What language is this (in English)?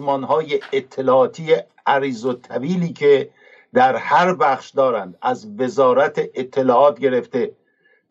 Persian